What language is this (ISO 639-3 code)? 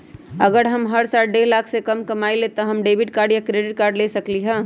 mag